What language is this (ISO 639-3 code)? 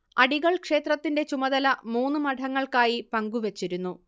mal